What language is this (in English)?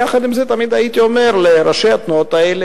Hebrew